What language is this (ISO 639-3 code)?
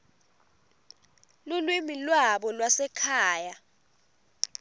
ssw